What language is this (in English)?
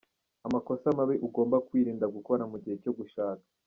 Kinyarwanda